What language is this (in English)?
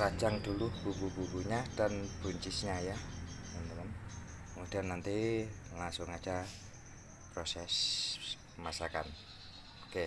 Indonesian